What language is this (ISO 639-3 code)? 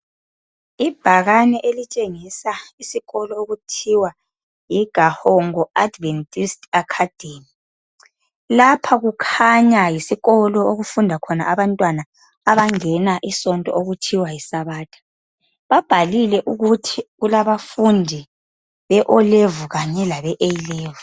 nde